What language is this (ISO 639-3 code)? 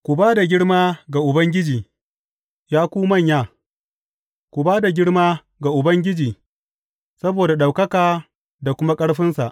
hau